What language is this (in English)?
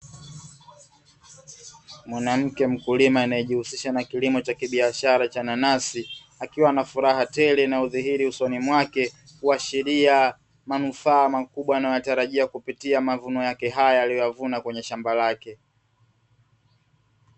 Swahili